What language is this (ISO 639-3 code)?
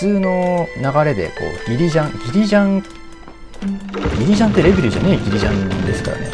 jpn